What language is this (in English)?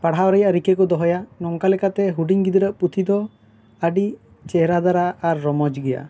Santali